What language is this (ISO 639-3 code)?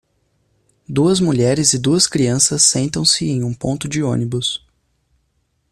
por